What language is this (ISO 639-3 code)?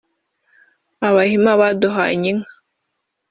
kin